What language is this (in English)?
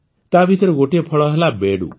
Odia